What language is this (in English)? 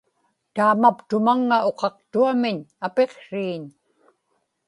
Inupiaq